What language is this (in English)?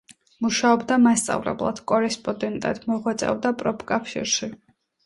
Georgian